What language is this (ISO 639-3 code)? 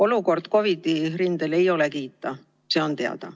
est